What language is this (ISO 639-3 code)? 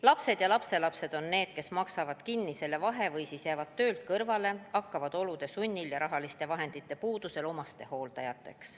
est